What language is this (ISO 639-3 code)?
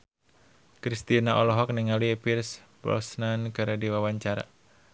sun